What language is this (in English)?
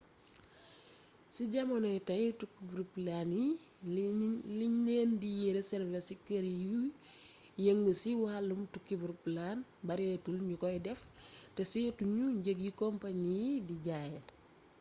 Wolof